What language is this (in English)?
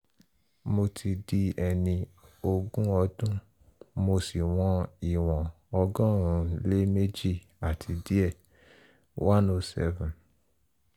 Yoruba